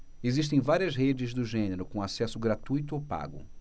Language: Portuguese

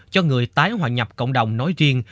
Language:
Vietnamese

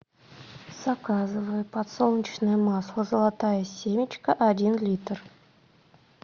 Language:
Russian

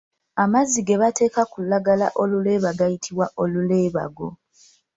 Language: Ganda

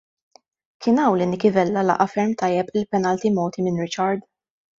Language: Maltese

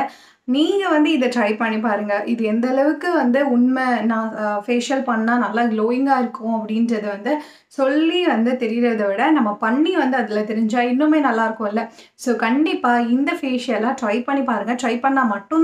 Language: Tamil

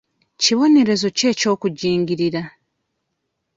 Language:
Ganda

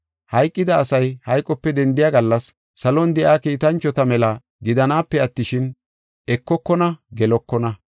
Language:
Gofa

